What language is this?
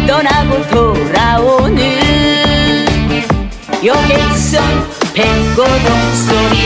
Korean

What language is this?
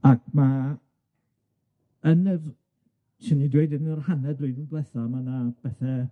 Welsh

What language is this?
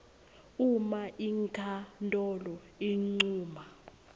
Swati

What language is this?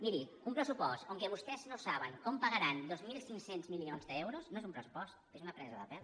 Catalan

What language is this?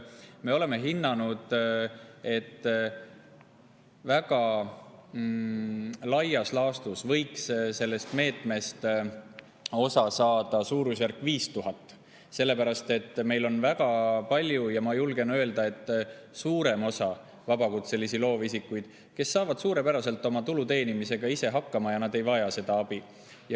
Estonian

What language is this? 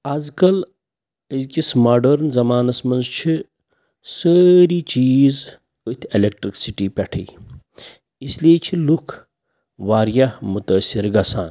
Kashmiri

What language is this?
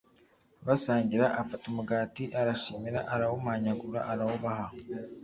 Kinyarwanda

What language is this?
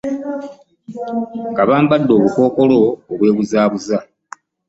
Ganda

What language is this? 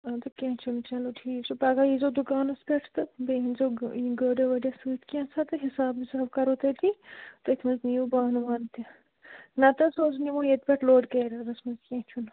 Kashmiri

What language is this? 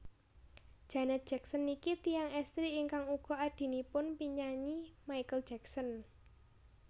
Javanese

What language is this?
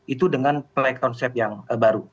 Indonesian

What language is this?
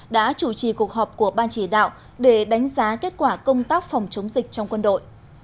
Vietnamese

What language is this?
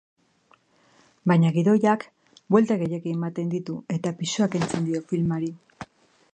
Basque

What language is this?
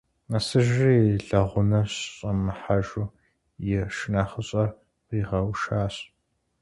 Kabardian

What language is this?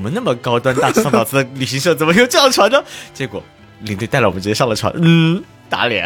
Chinese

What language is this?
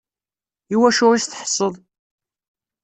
Kabyle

